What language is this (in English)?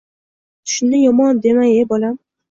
Uzbek